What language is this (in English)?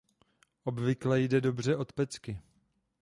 Czech